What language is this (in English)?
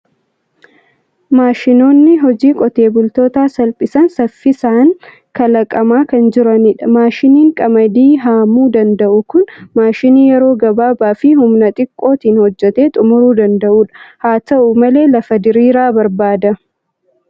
Oromo